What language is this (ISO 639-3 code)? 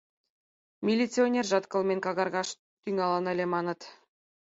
chm